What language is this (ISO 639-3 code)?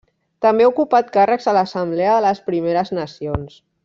cat